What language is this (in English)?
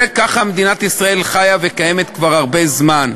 Hebrew